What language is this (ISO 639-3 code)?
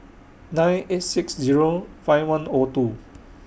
eng